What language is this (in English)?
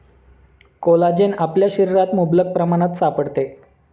Marathi